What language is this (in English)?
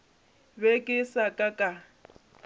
Northern Sotho